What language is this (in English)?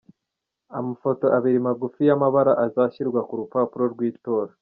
Kinyarwanda